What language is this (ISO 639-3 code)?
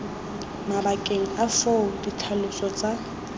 tsn